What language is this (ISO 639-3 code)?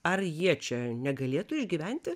lit